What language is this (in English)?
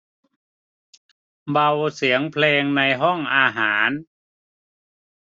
Thai